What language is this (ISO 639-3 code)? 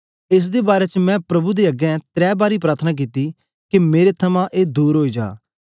doi